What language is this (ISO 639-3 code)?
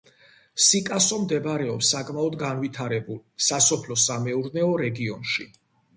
kat